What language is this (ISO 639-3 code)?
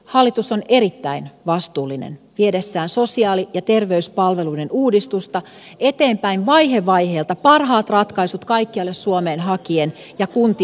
fin